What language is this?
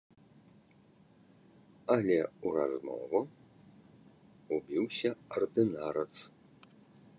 Belarusian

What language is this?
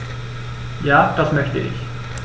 German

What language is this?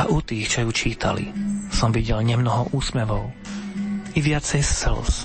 Slovak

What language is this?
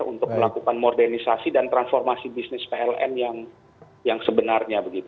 Indonesian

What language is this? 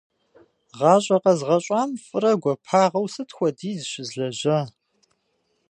Kabardian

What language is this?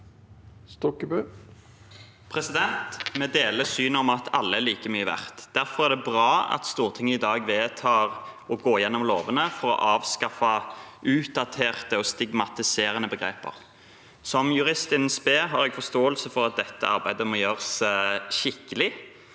Norwegian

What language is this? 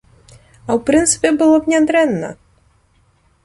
Belarusian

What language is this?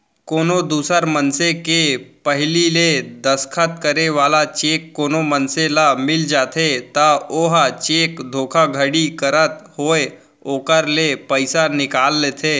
Chhattisgarhi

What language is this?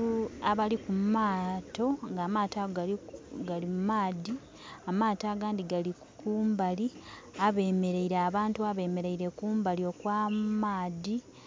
Soga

